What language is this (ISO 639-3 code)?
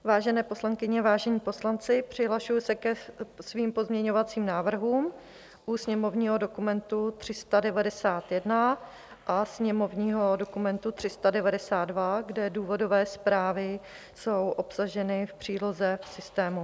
ces